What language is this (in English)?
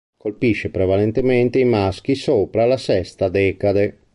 Italian